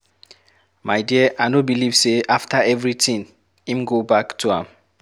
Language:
Nigerian Pidgin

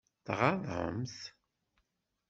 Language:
Kabyle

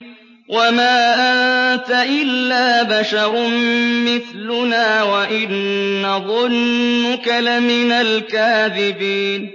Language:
Arabic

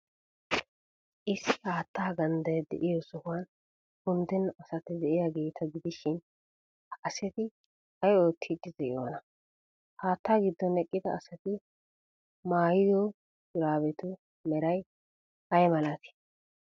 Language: Wolaytta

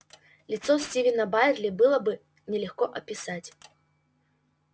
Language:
Russian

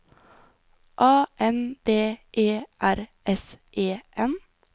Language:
Norwegian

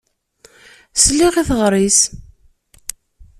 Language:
Kabyle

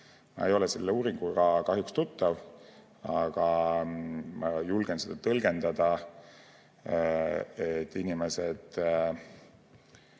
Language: Estonian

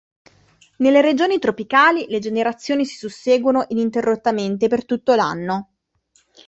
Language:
Italian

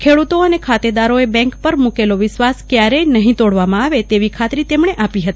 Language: Gujarati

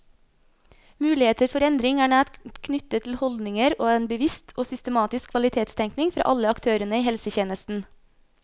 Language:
Norwegian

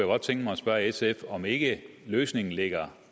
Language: Danish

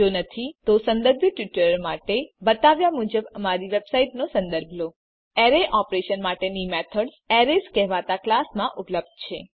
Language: Gujarati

